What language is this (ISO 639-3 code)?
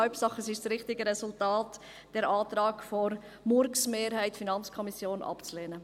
gsw